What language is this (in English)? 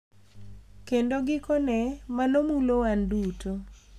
Luo (Kenya and Tanzania)